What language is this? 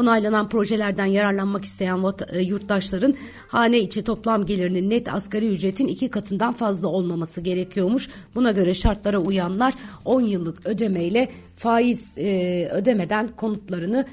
Turkish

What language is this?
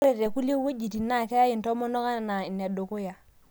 Masai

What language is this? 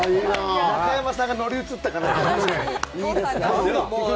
Japanese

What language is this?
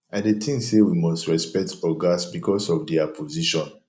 Nigerian Pidgin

